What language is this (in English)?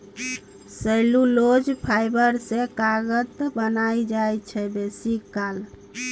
Maithili